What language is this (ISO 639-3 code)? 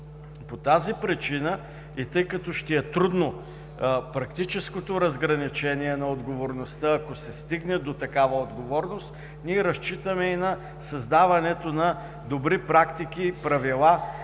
bul